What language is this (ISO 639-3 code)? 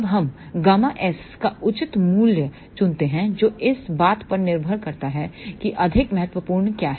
hin